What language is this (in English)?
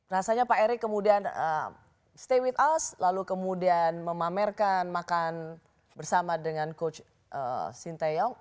Indonesian